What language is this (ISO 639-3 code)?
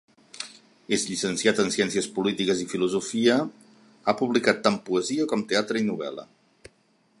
cat